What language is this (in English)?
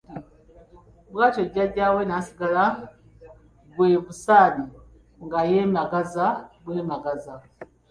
Ganda